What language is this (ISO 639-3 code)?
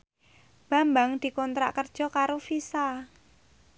jav